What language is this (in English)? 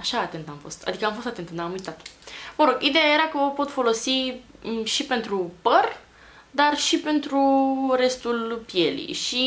Romanian